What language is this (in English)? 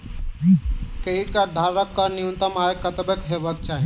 Maithili